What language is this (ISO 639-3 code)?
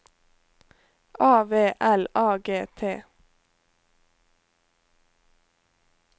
nor